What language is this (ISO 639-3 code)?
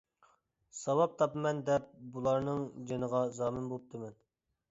uig